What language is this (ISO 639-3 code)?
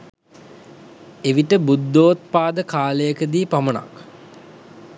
sin